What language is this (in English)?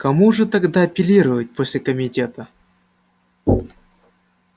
Russian